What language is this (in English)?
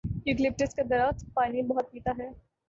Urdu